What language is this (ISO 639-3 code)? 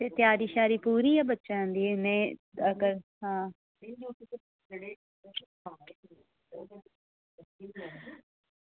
doi